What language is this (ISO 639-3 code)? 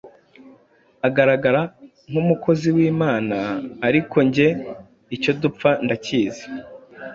kin